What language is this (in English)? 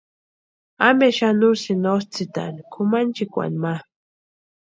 Western Highland Purepecha